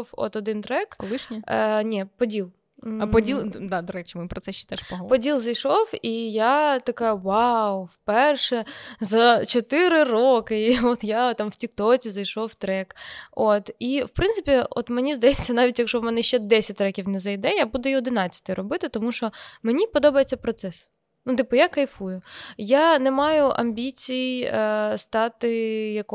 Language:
Ukrainian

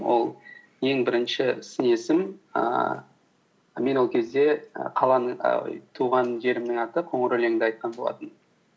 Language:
Kazakh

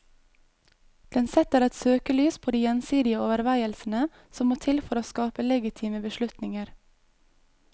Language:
Norwegian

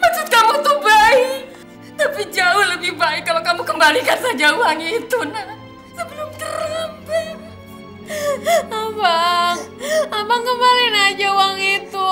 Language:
Indonesian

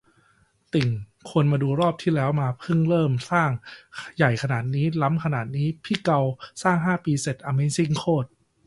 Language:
Thai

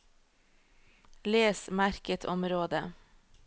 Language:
Norwegian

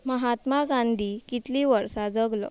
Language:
Konkani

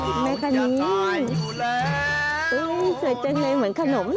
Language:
Thai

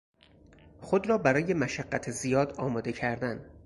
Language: Persian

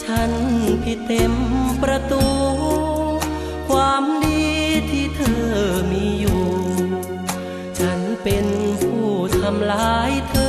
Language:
Thai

